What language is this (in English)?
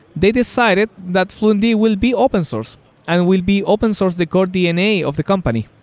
English